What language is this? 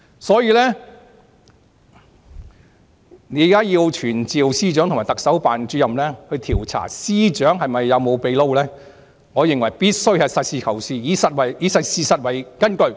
Cantonese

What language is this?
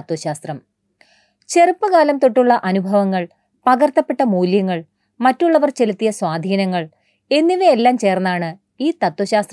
Malayalam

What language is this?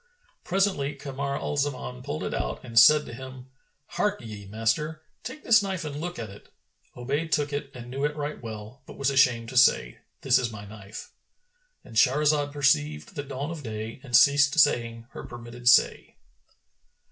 English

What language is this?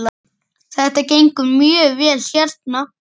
Icelandic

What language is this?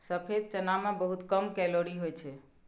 Maithili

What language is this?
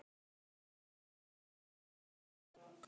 Icelandic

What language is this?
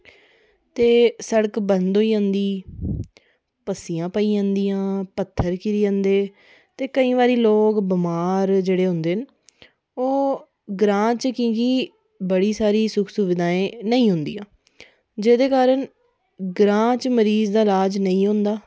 Dogri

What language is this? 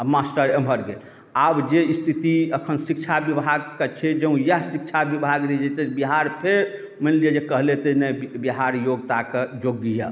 Maithili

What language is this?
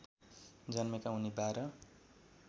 Nepali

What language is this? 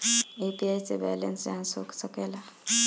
Bhojpuri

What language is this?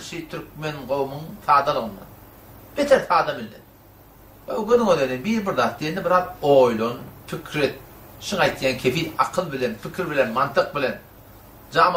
Persian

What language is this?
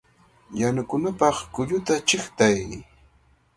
Cajatambo North Lima Quechua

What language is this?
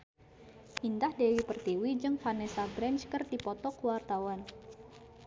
Sundanese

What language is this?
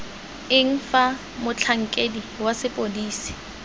Tswana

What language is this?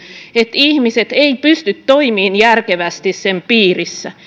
Finnish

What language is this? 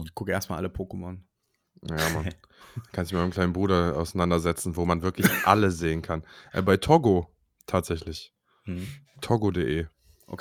German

